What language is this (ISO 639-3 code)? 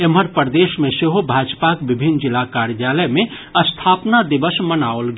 mai